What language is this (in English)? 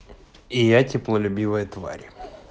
Russian